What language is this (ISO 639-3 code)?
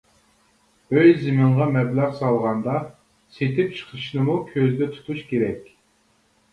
uig